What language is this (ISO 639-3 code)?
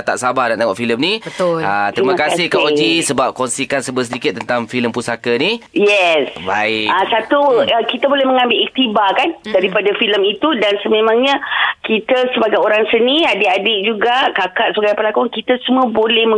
msa